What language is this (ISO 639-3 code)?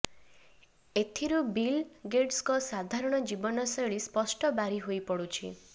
ori